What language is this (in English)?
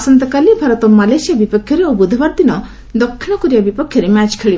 Odia